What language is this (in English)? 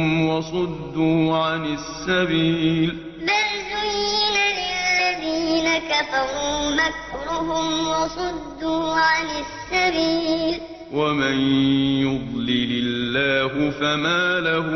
Arabic